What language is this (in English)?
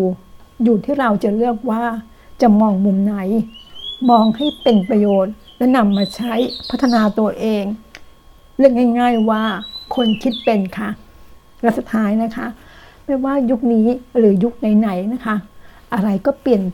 Thai